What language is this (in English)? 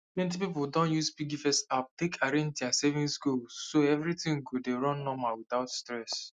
Nigerian Pidgin